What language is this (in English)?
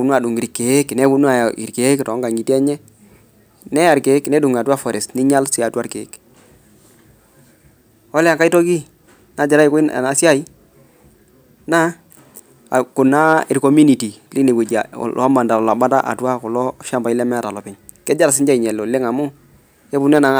Masai